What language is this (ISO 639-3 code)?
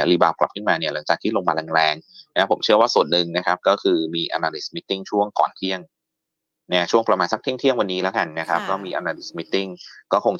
tha